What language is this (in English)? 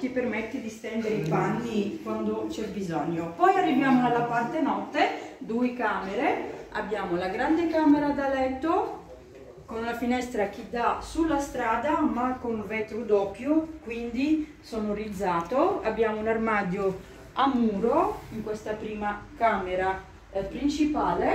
Italian